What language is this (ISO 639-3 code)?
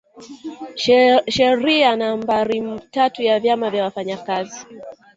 swa